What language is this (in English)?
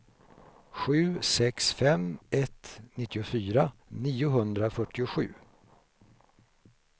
Swedish